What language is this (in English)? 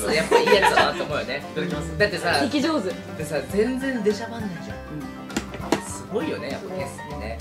Japanese